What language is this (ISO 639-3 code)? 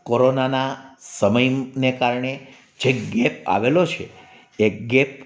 guj